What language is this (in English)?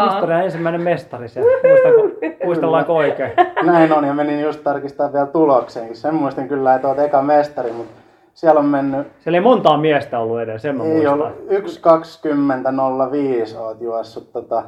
Finnish